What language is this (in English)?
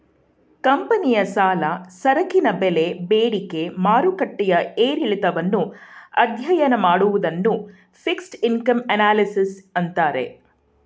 Kannada